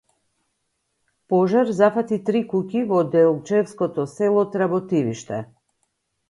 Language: Macedonian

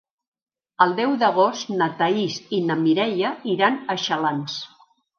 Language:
Catalan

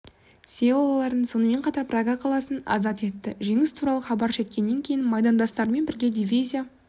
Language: Kazakh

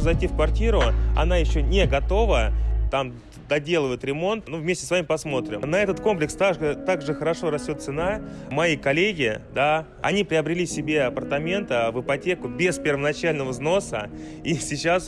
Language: Russian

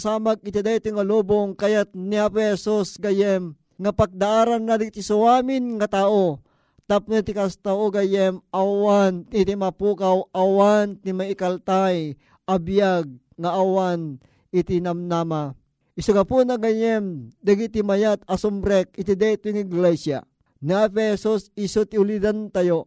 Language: Filipino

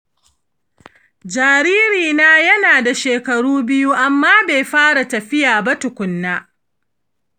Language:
Hausa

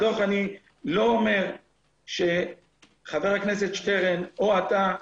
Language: Hebrew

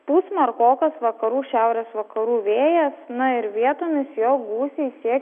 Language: Lithuanian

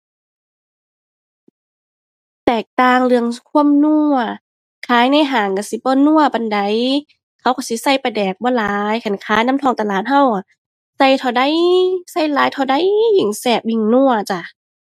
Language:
Thai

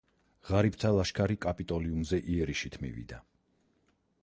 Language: Georgian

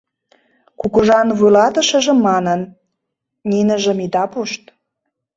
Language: Mari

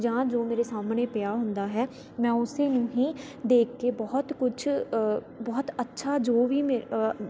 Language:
Punjabi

